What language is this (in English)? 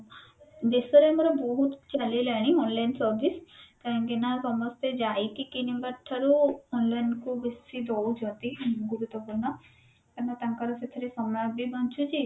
Odia